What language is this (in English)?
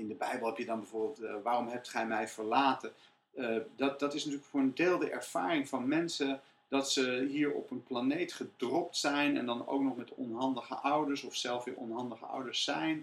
Dutch